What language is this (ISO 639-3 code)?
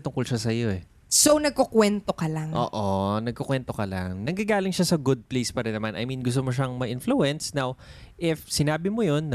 fil